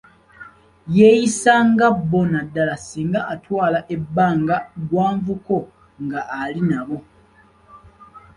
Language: Ganda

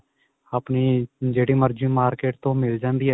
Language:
Punjabi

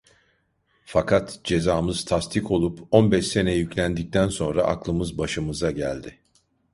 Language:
Turkish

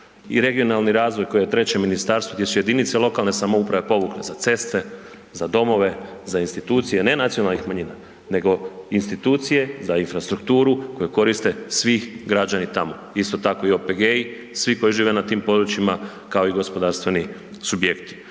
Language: Croatian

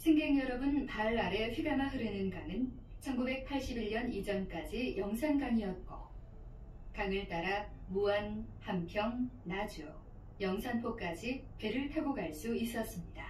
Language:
Korean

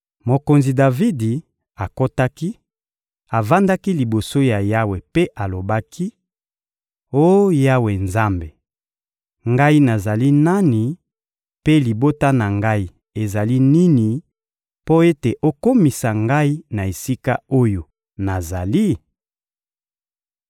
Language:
Lingala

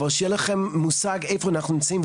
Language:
Hebrew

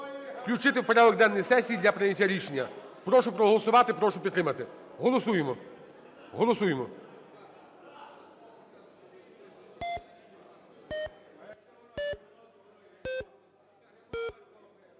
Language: Ukrainian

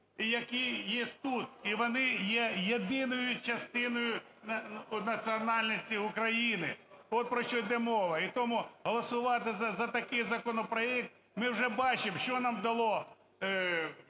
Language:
Ukrainian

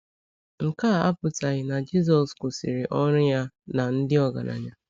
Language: Igbo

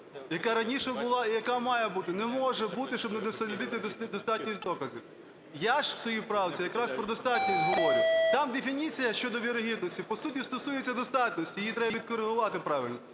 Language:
Ukrainian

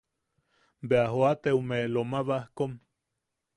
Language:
Yaqui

